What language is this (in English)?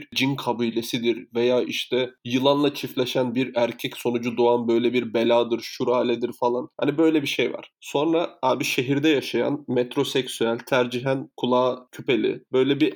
Turkish